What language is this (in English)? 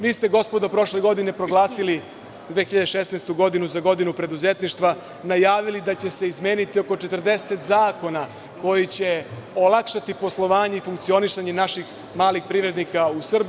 Serbian